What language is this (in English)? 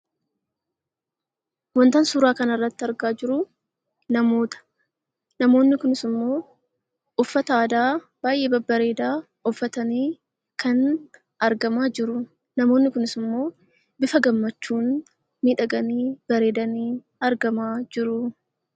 Oromo